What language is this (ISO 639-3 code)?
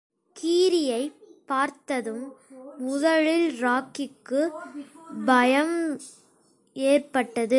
tam